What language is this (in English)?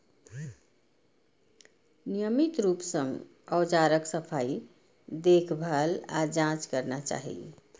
Maithili